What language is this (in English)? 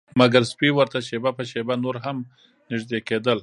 Pashto